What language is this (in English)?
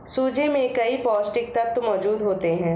Hindi